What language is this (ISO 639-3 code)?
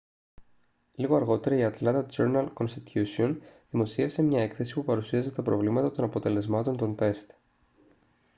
ell